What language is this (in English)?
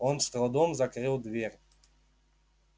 Russian